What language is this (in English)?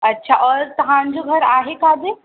Sindhi